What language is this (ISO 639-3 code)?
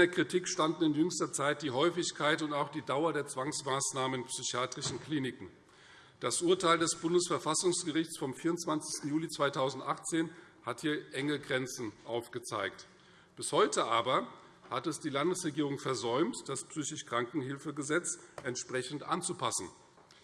deu